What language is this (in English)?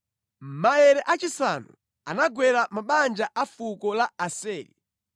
Nyanja